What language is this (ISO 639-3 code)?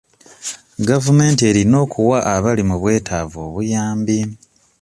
lug